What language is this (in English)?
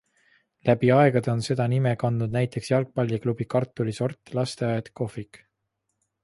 Estonian